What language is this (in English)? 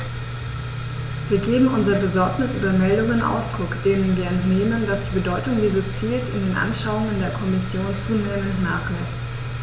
German